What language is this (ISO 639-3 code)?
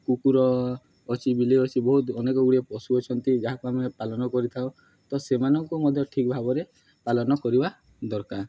ori